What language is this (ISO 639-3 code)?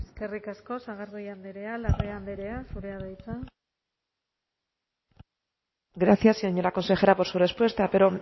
eus